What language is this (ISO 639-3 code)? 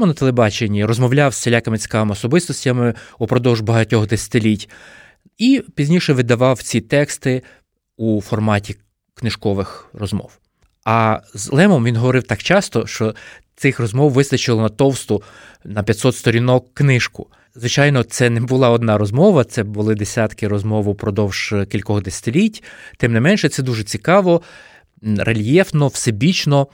ukr